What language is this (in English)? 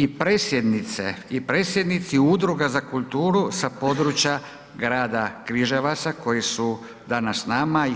Croatian